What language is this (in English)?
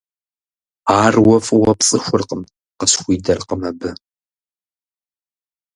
Kabardian